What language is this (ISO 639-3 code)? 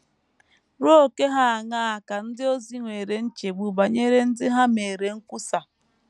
ibo